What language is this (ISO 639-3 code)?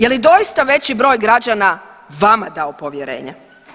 hrv